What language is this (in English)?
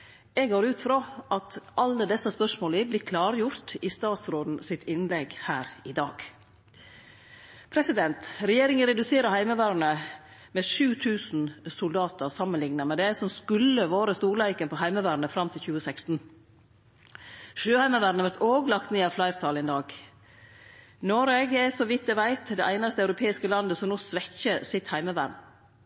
Norwegian Nynorsk